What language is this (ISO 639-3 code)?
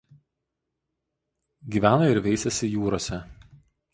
lit